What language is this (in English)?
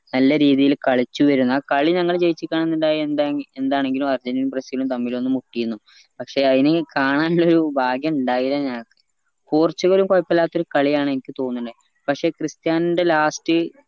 Malayalam